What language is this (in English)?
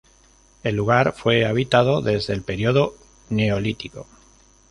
Spanish